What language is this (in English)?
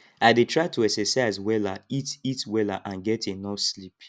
Nigerian Pidgin